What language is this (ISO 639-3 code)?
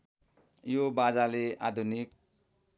nep